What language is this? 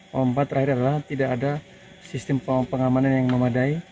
Indonesian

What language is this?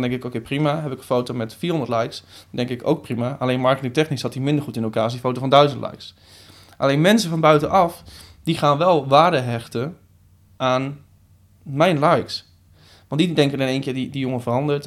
Dutch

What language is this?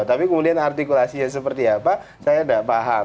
Indonesian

